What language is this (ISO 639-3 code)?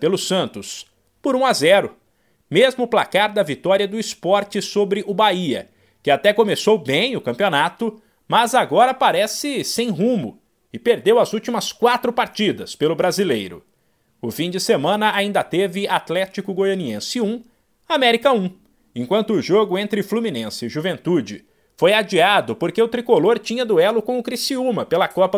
por